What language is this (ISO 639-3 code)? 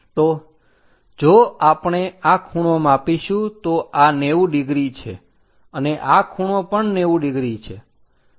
guj